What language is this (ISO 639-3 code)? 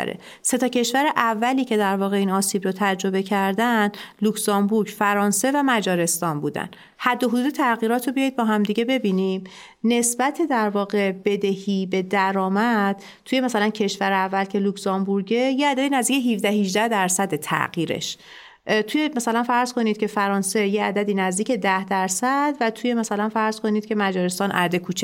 fas